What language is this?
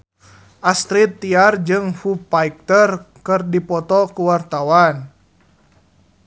Sundanese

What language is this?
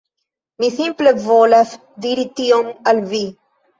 Esperanto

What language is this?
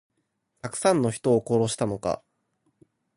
Japanese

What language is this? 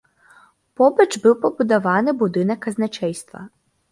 Belarusian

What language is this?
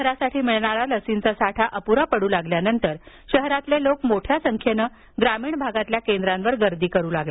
Marathi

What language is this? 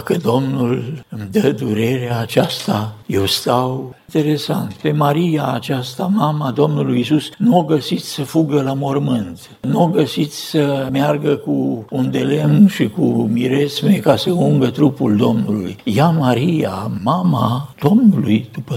Romanian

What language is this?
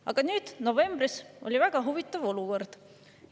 Estonian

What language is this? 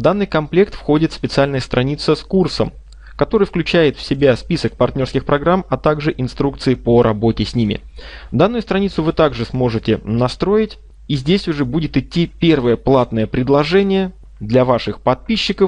Russian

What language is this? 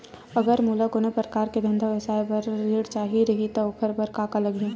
Chhattisgarhi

